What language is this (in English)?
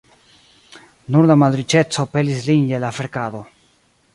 Esperanto